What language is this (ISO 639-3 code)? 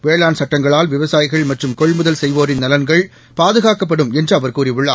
tam